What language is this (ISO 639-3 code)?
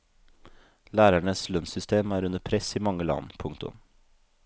nor